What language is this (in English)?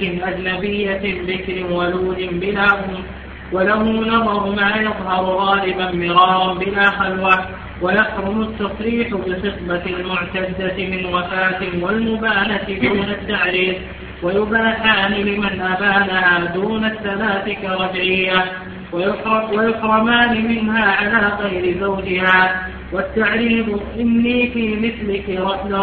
Arabic